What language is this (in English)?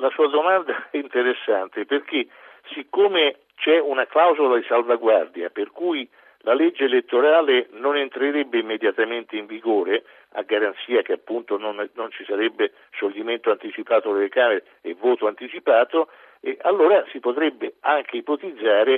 Italian